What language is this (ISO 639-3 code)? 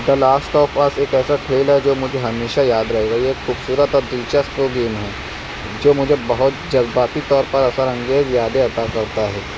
urd